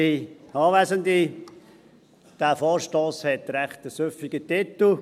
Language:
Swiss German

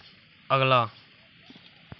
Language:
Dogri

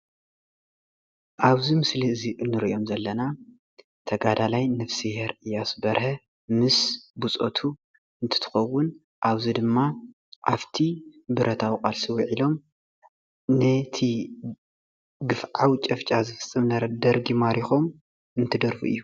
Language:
Tigrinya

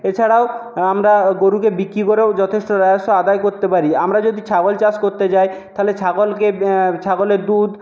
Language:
Bangla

